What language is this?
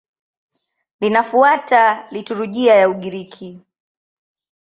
Swahili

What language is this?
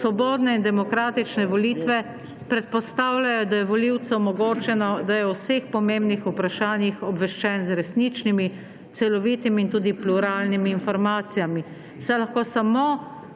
Slovenian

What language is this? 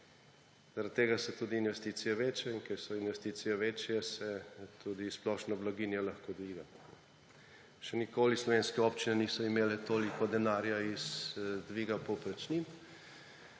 Slovenian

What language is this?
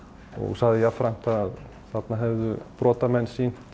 Icelandic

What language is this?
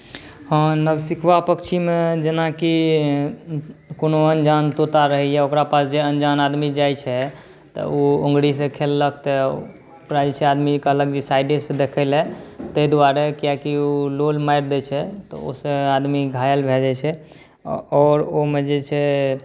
Maithili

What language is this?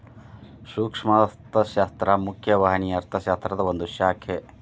Kannada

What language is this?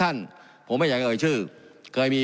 Thai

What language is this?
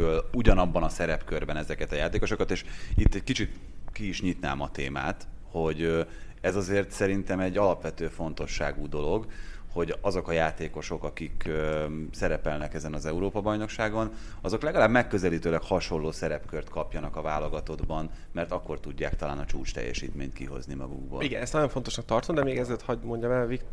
Hungarian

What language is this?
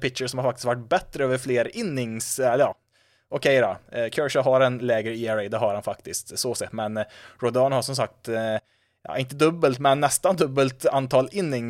Swedish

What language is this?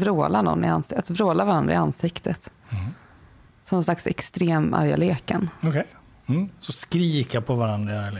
Swedish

